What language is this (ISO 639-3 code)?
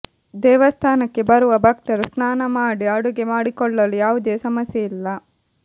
kan